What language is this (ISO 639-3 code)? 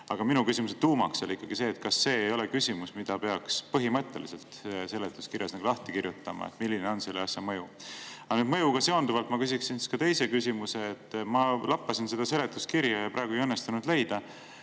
est